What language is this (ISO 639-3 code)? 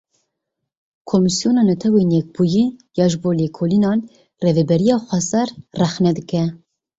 kur